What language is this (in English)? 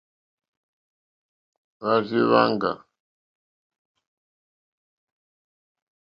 Mokpwe